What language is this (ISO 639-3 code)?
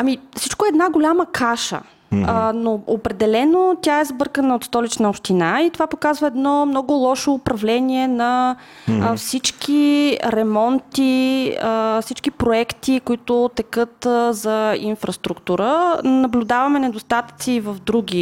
bul